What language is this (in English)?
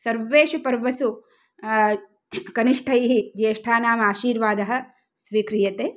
Sanskrit